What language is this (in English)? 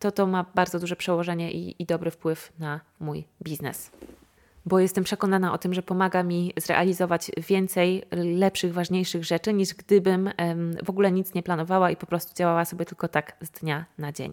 Polish